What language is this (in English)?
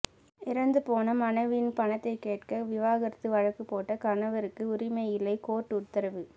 Tamil